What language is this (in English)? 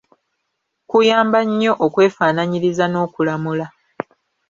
Ganda